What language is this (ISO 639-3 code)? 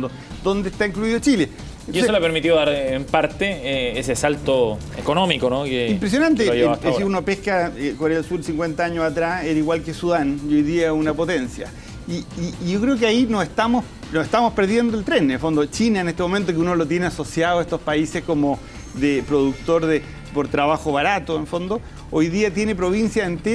spa